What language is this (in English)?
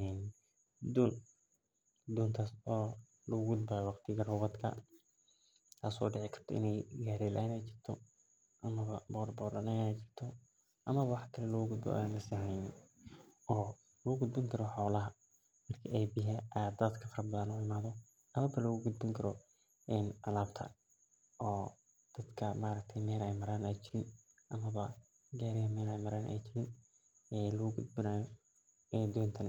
Somali